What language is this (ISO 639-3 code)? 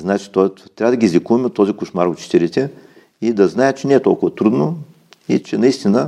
bul